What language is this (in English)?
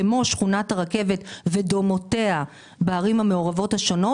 Hebrew